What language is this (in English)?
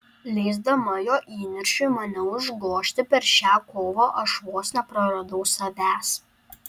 Lithuanian